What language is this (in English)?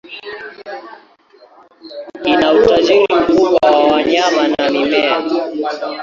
Swahili